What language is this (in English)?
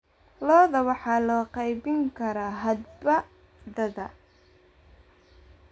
Somali